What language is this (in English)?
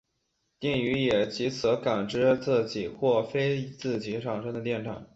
Chinese